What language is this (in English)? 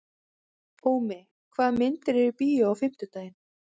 Icelandic